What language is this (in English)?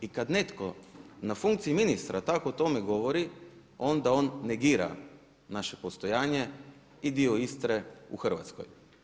Croatian